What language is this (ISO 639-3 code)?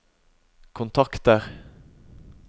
nor